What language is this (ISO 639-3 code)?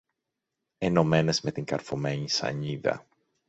ell